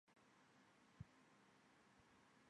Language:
Chinese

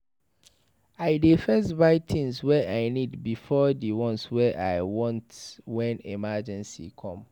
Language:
Nigerian Pidgin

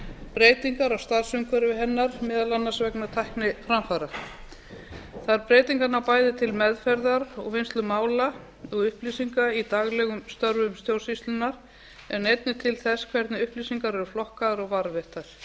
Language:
Icelandic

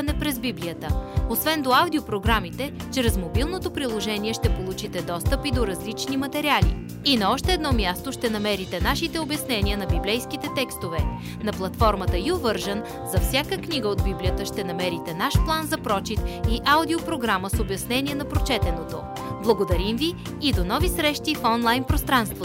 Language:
Bulgarian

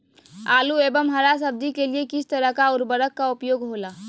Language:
Magahi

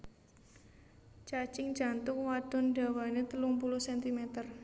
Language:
Javanese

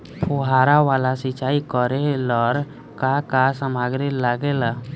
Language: Bhojpuri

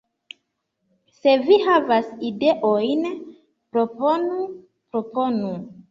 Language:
Esperanto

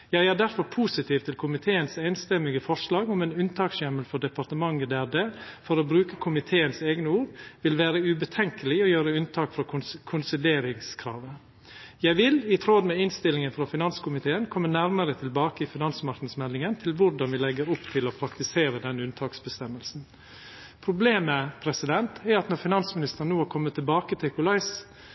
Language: Norwegian Nynorsk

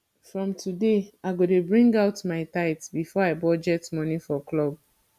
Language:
Nigerian Pidgin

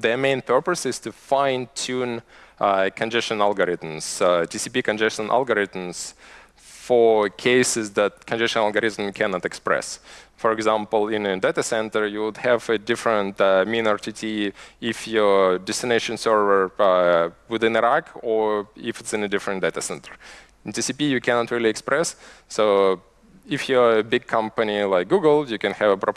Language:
English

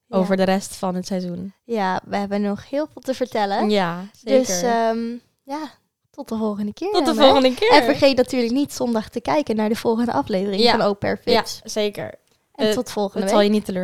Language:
Dutch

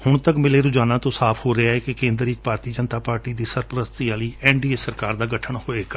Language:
Punjabi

